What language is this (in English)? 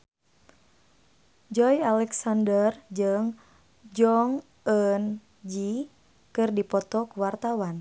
Sundanese